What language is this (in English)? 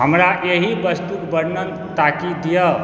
Maithili